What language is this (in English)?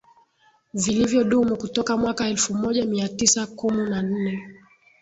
Swahili